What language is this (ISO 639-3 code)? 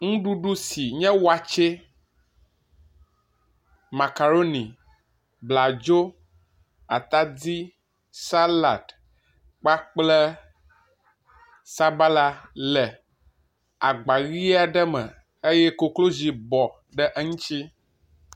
ewe